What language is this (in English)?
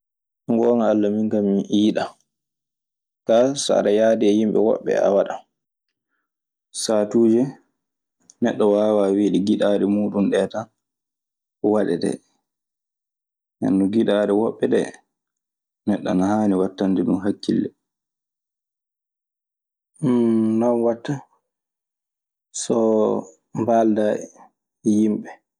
Maasina Fulfulde